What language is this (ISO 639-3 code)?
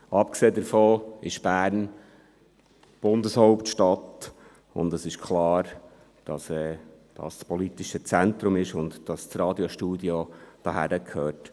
gsw